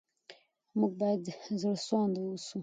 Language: Pashto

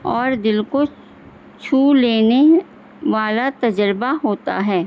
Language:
Urdu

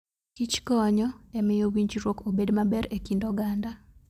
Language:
Luo (Kenya and Tanzania)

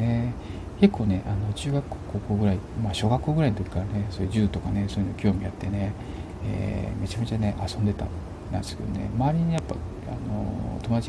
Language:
Japanese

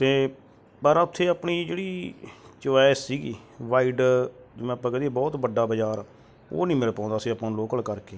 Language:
Punjabi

